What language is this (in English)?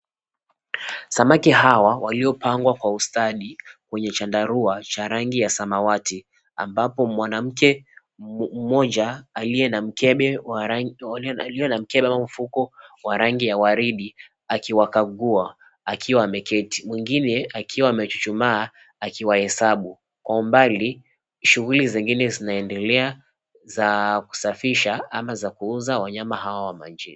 Swahili